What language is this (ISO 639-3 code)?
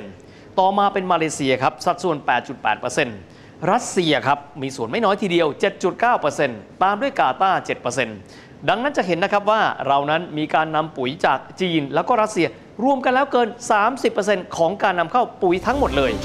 tha